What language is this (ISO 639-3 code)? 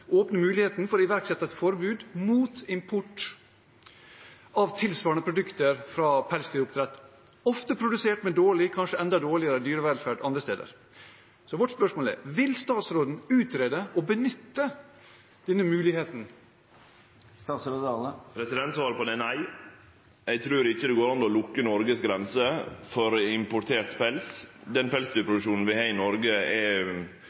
nor